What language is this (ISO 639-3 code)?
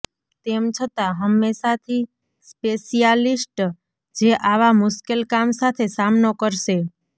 guj